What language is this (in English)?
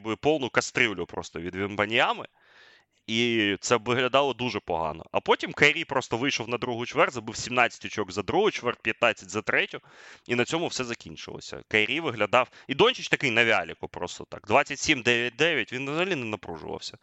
Ukrainian